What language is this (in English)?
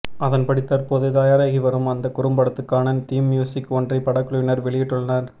Tamil